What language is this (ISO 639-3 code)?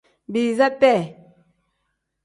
kdh